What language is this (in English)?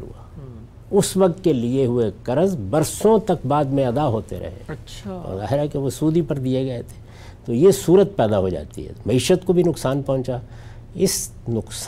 Urdu